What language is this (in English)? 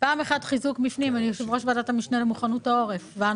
Hebrew